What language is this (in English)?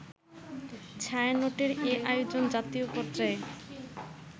Bangla